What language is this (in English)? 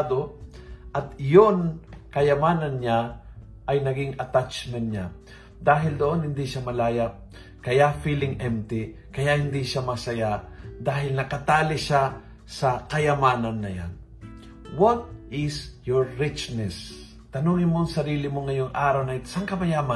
Filipino